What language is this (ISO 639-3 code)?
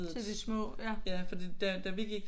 dan